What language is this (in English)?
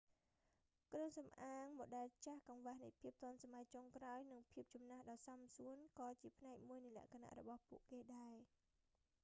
Khmer